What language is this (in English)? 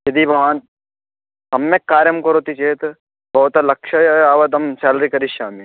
Sanskrit